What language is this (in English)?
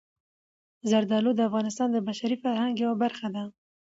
Pashto